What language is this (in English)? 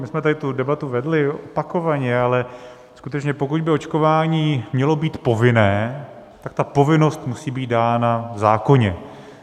Czech